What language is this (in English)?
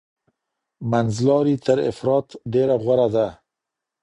Pashto